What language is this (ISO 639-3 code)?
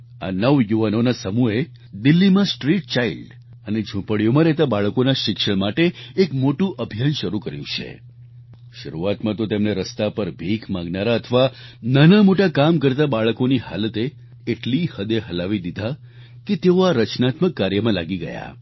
guj